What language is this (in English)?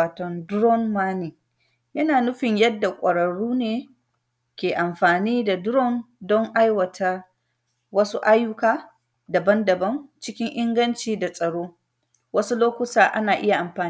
Hausa